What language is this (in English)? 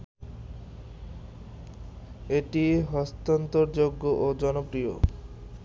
Bangla